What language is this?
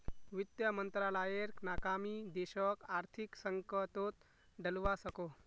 Magahi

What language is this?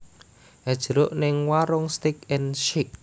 Javanese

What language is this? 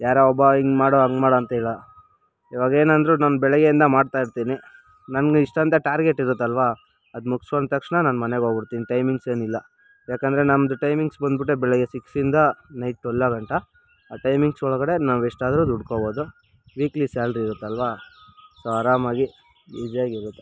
Kannada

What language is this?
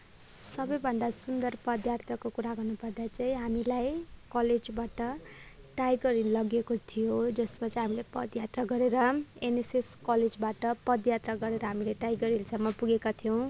Nepali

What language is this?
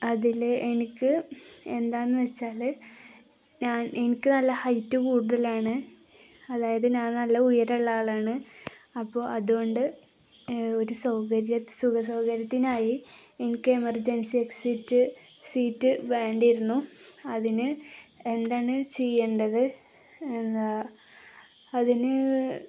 Malayalam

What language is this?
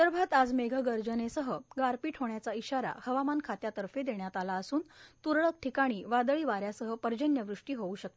Marathi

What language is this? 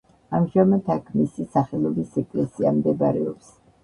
Georgian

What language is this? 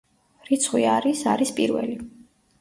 Georgian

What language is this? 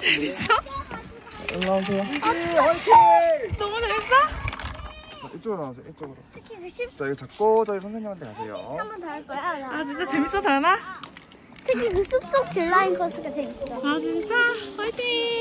Korean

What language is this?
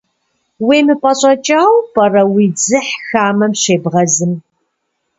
Kabardian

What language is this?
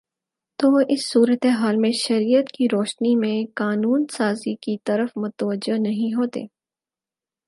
Urdu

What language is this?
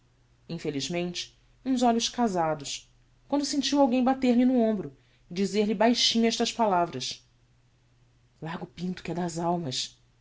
Portuguese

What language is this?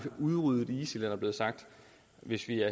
Danish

